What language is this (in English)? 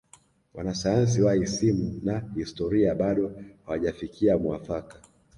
Swahili